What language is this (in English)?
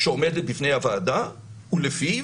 Hebrew